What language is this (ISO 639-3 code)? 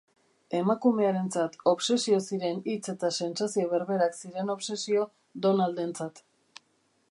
eus